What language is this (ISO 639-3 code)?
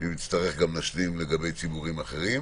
heb